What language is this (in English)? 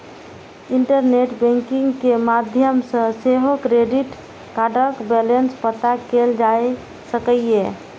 Maithili